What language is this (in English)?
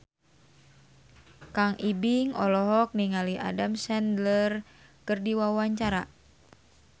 Sundanese